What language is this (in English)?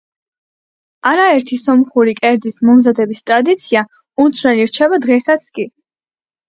Georgian